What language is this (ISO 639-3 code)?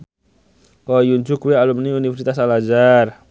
jav